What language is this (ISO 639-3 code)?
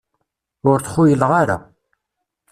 kab